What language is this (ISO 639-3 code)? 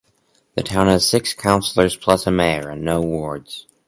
eng